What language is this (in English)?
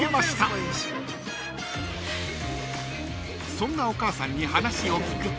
Japanese